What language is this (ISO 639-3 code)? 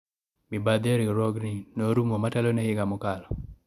luo